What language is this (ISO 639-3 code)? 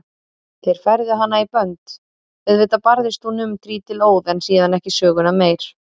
isl